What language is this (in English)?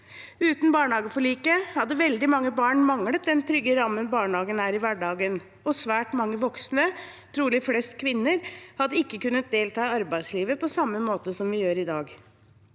Norwegian